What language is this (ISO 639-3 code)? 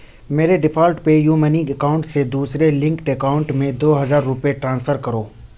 urd